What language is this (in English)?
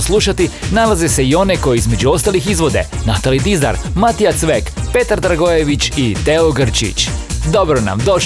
Croatian